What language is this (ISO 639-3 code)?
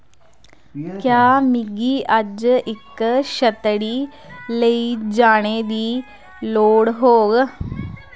doi